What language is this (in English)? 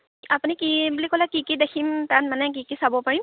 Assamese